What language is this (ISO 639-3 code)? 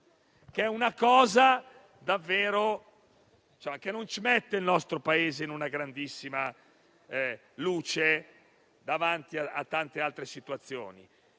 ita